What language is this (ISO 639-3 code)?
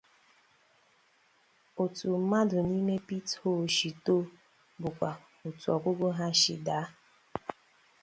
ibo